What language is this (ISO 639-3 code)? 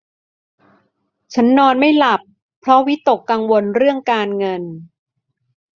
tha